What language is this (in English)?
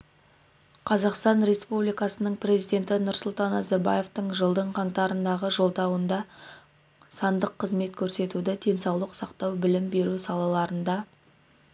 Kazakh